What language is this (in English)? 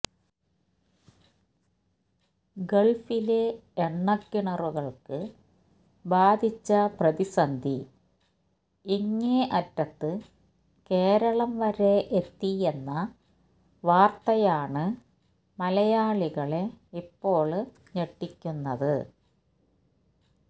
Malayalam